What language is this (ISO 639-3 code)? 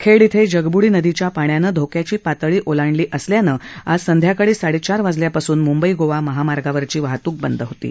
mar